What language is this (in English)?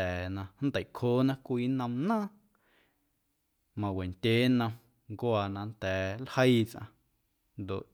Guerrero Amuzgo